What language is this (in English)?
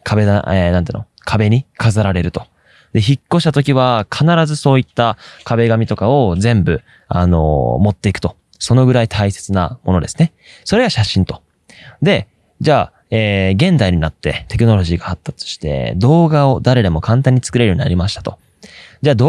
Japanese